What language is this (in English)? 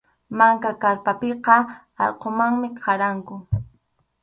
Arequipa-La Unión Quechua